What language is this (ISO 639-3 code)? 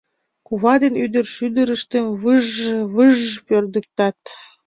chm